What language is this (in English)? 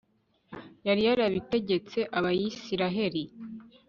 Kinyarwanda